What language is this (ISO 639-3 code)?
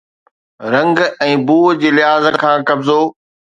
snd